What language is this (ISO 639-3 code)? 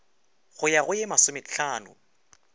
nso